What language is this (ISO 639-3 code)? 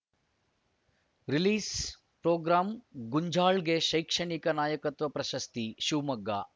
kan